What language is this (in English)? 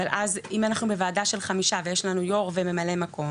Hebrew